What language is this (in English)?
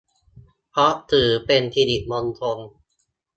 Thai